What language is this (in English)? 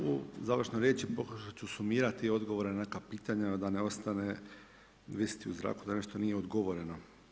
Croatian